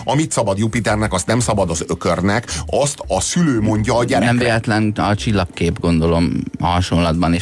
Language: Hungarian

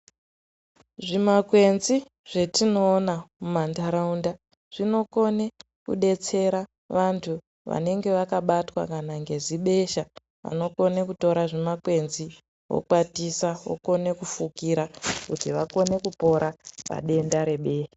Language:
Ndau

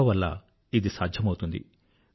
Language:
Telugu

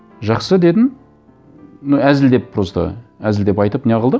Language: Kazakh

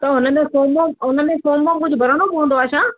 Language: Sindhi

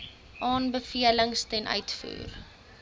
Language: Afrikaans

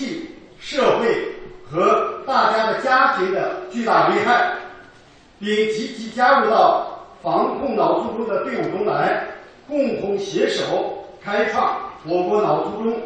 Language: Chinese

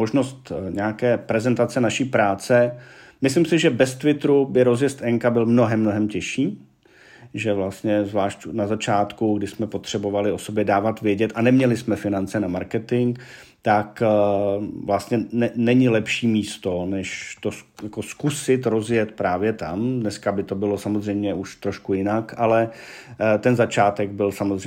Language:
Czech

